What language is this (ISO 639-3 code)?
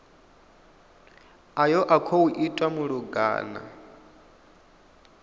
ven